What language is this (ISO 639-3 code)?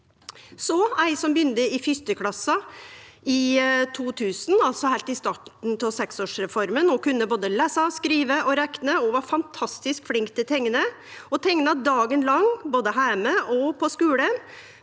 nor